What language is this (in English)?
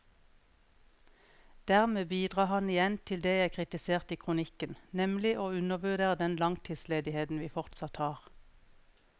Norwegian